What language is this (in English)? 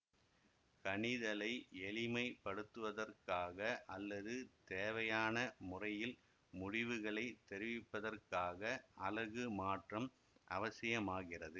Tamil